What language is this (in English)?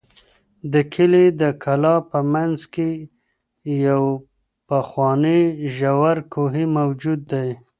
Pashto